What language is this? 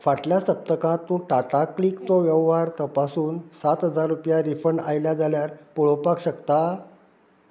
Konkani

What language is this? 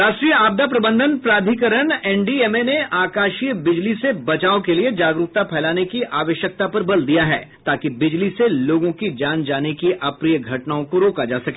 Hindi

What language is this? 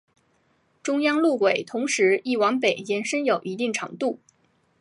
Chinese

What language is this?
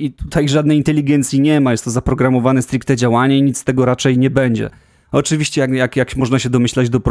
Polish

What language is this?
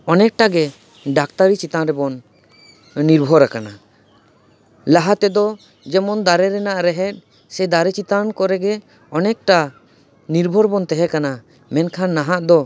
Santali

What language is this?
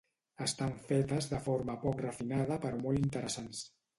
Catalan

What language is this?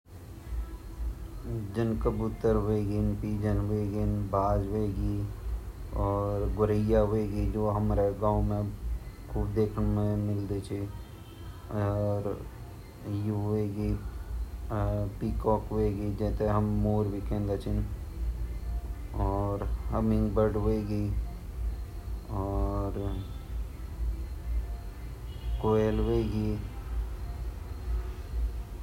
Garhwali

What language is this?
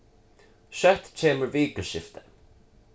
Faroese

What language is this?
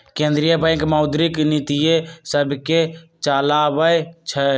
Magahi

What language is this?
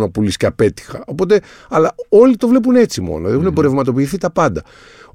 Greek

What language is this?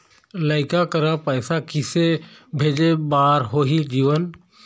Chhattisgarhi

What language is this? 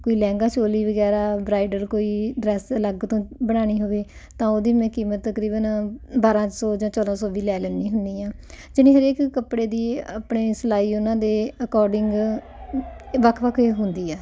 Punjabi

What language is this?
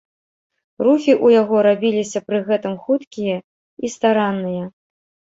Belarusian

